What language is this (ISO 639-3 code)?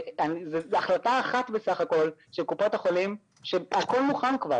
heb